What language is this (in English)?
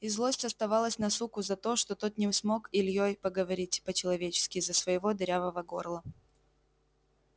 Russian